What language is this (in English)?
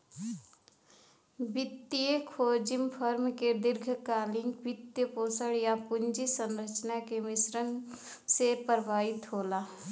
Bhojpuri